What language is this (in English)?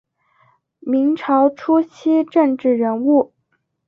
Chinese